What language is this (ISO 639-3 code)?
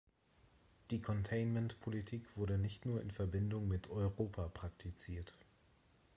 deu